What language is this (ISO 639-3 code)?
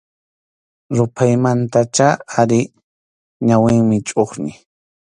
qxu